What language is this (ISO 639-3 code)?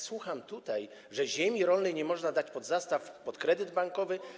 pol